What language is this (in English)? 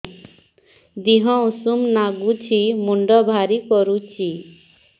Odia